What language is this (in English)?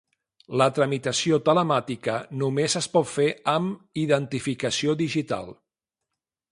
Catalan